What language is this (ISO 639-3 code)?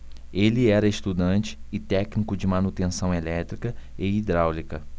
por